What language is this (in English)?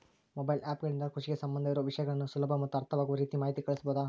Kannada